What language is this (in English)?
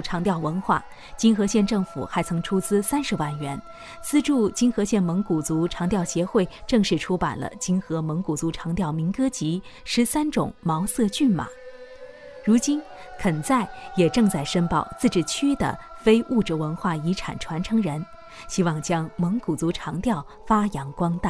Chinese